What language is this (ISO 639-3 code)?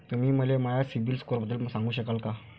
mar